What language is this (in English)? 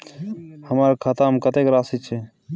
Maithili